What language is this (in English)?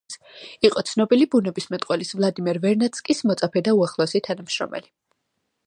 Georgian